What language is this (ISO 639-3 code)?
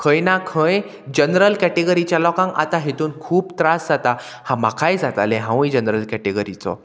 kok